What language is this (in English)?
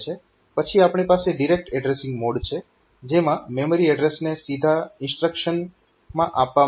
Gujarati